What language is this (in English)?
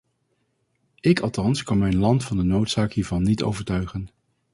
Dutch